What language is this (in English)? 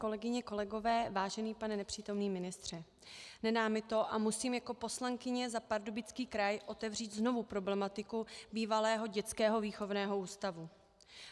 Czech